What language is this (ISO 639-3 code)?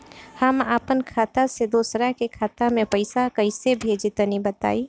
bho